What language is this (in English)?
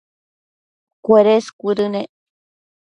Matsés